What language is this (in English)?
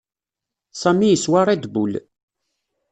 Kabyle